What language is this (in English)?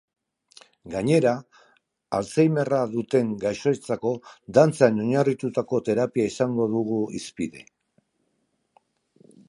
Basque